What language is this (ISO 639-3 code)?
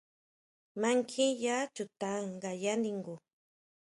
mau